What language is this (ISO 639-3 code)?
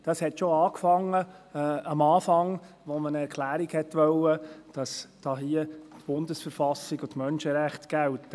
gsw